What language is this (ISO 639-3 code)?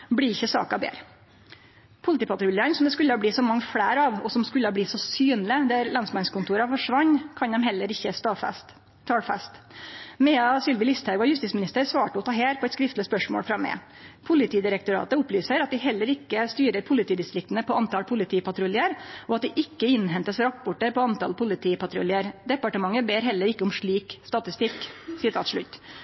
nno